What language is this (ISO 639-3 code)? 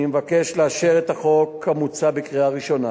heb